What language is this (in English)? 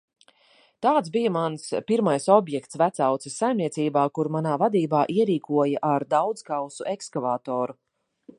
Latvian